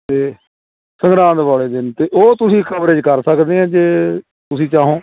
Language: Punjabi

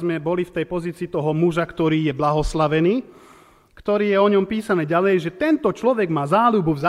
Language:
Slovak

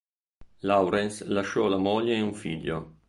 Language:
Italian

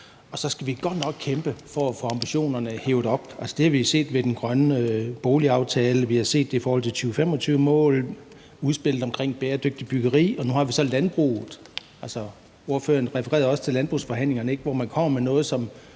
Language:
Danish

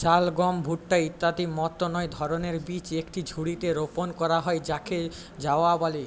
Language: Bangla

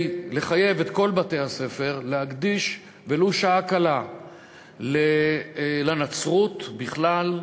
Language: Hebrew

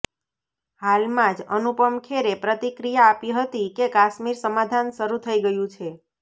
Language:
Gujarati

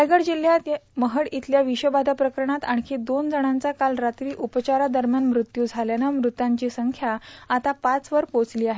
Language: Marathi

